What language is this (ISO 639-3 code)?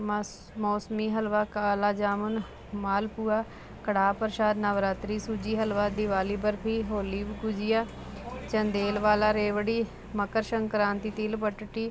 pan